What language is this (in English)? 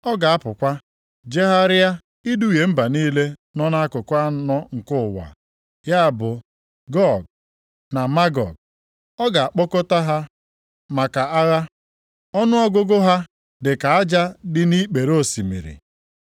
Igbo